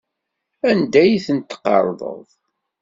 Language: Kabyle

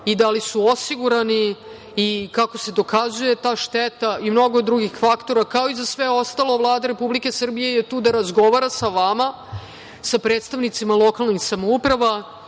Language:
Serbian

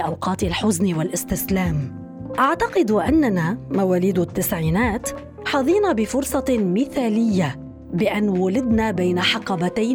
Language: Arabic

